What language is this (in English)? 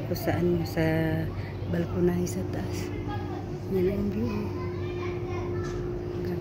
Filipino